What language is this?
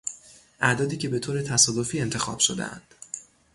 Persian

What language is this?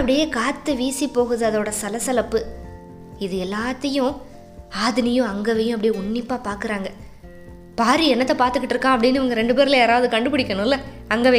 Tamil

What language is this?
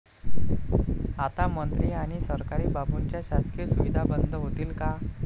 Marathi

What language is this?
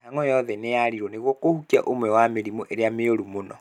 Kikuyu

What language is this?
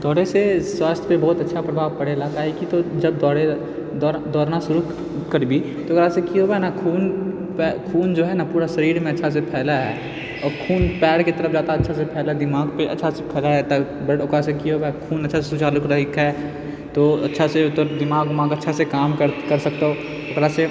Maithili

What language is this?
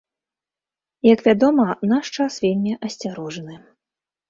Belarusian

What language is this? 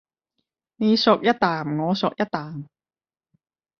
Cantonese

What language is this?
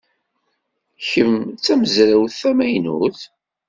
Kabyle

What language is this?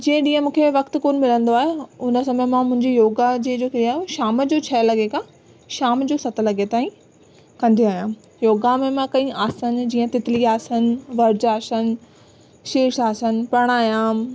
Sindhi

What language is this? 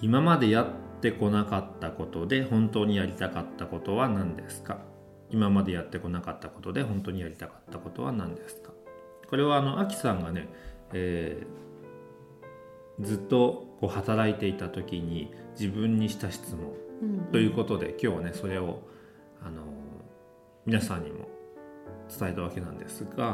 Japanese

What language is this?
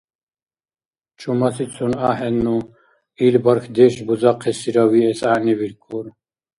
Dargwa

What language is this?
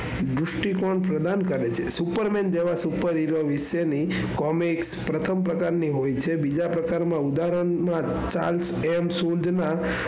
Gujarati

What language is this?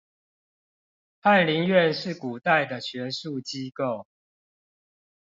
Chinese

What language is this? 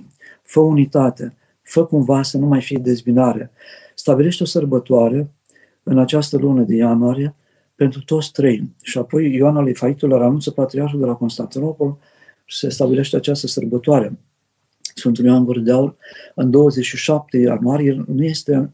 Romanian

